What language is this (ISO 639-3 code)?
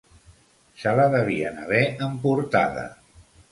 cat